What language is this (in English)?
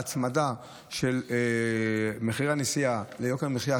Hebrew